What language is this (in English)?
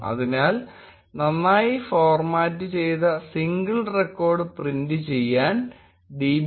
Malayalam